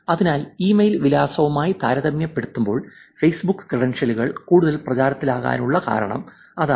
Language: Malayalam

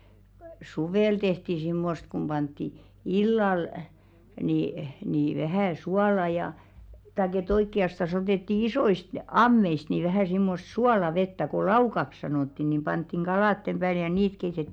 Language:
Finnish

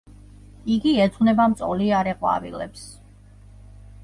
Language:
Georgian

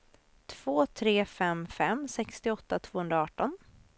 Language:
Swedish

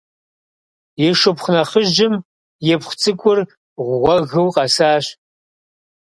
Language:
Kabardian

